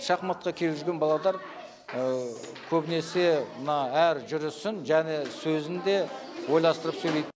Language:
Kazakh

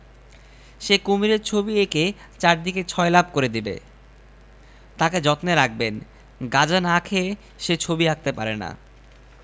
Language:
Bangla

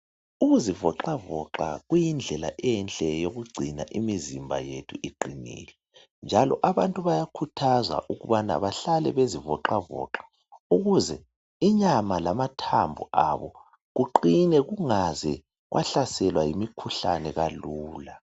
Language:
North Ndebele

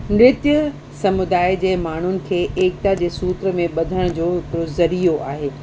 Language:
Sindhi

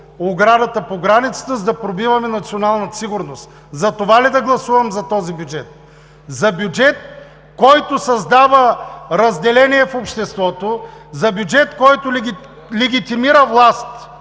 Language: Bulgarian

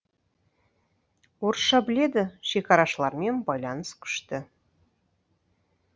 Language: Kazakh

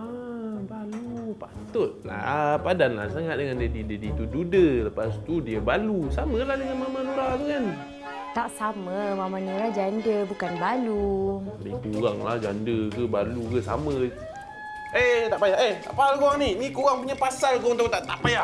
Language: Malay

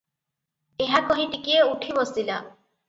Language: Odia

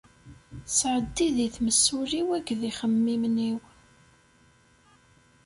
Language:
Kabyle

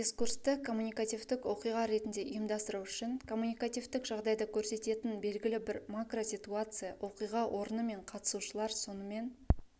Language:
Kazakh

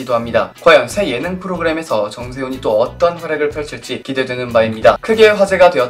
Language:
Korean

